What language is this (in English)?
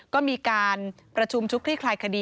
Thai